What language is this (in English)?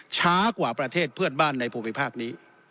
Thai